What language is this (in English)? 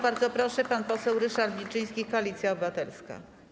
Polish